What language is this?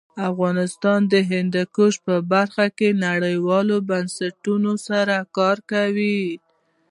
Pashto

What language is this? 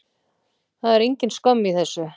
Icelandic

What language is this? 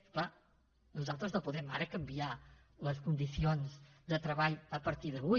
Catalan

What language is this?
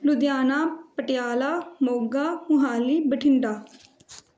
Punjabi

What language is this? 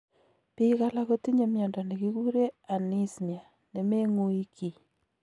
Kalenjin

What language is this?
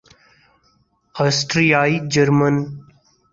Urdu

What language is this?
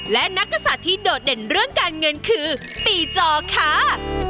Thai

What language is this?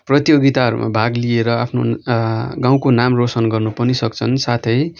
Nepali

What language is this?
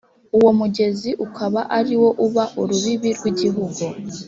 Kinyarwanda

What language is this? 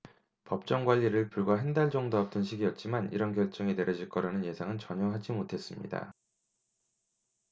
Korean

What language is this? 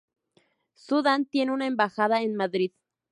Spanish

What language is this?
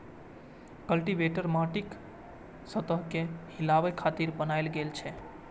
Maithili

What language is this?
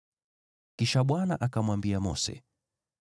Swahili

